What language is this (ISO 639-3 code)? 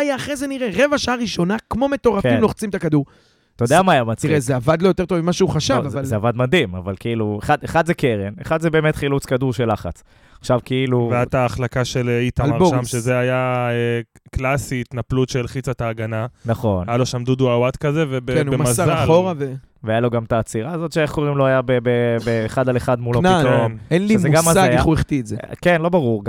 heb